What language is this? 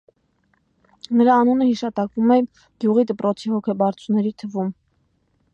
Armenian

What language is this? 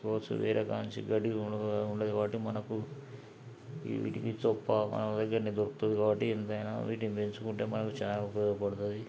Telugu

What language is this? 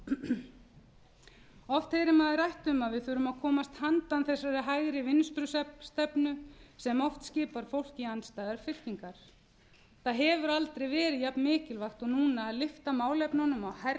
Icelandic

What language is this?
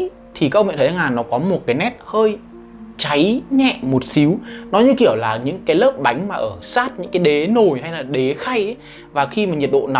Vietnamese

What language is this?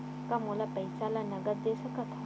Chhattisgarhi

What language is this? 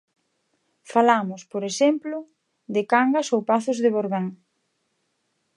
Galician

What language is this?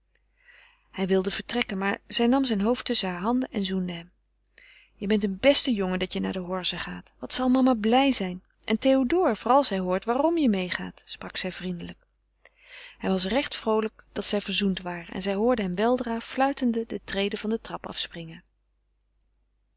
Dutch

